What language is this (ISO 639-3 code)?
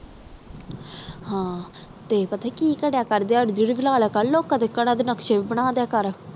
pan